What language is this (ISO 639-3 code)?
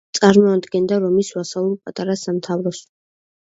kat